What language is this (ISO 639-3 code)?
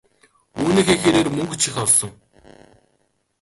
mon